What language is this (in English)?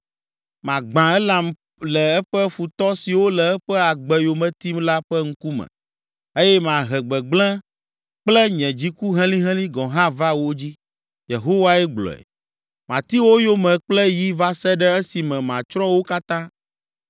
Ewe